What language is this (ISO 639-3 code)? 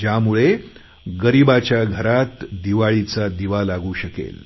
mar